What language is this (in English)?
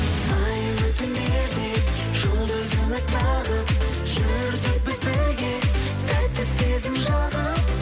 Kazakh